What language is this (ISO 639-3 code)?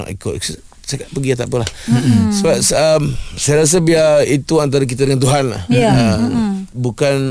msa